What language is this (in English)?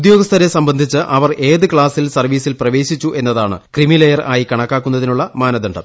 Malayalam